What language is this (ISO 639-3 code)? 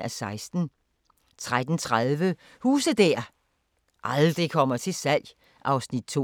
dan